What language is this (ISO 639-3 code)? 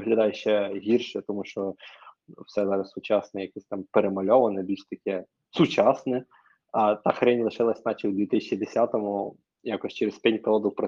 ukr